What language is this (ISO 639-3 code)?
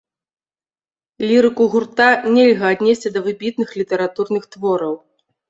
bel